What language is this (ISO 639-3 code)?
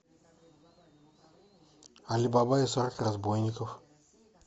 rus